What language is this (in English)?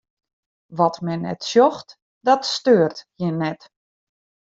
Western Frisian